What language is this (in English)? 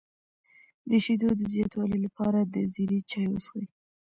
Pashto